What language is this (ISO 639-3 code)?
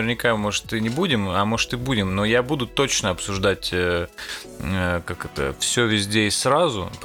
rus